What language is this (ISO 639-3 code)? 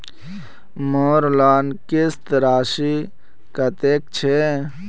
mag